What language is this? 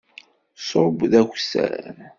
Kabyle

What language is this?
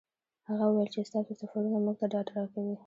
Pashto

